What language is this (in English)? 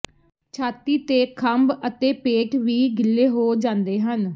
Punjabi